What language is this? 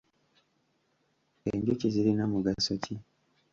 Ganda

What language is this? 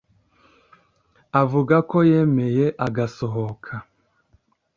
Kinyarwanda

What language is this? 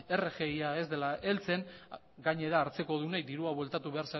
Basque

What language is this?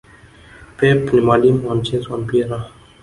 Swahili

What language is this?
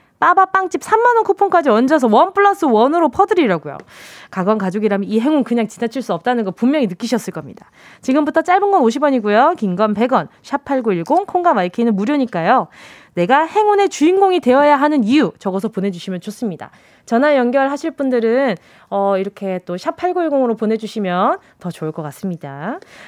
Korean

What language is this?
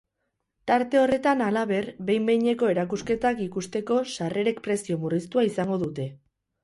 Basque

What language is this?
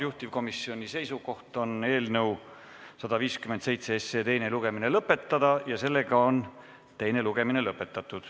Estonian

